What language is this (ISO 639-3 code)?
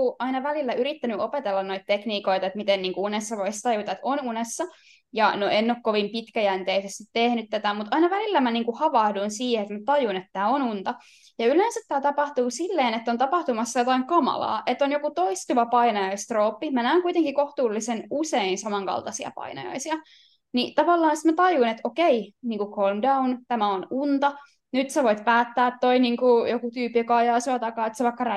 fin